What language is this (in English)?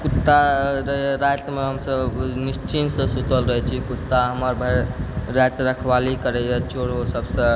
Maithili